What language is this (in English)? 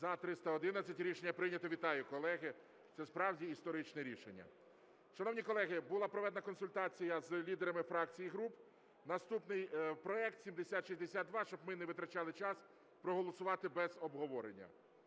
Ukrainian